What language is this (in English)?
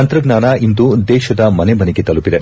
Kannada